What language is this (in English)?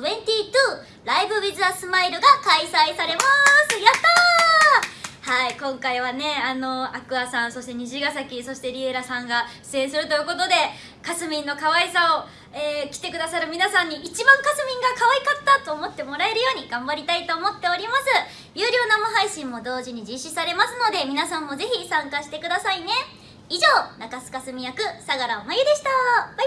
Japanese